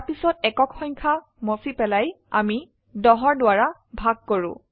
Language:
Assamese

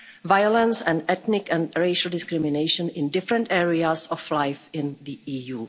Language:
English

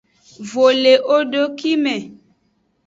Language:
Aja (Benin)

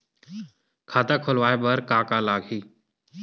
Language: Chhattisgarhi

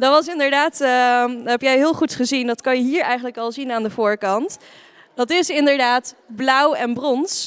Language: Dutch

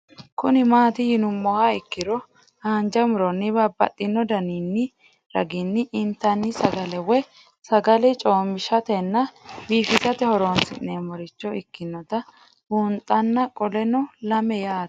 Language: Sidamo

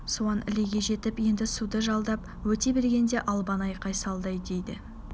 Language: Kazakh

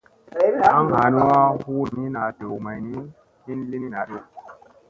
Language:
Musey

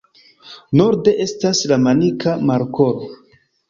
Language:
Esperanto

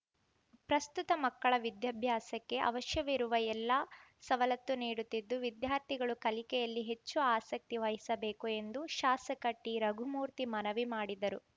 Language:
Kannada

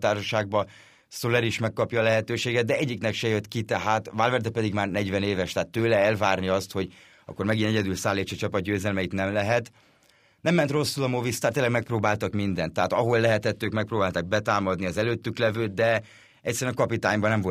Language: Hungarian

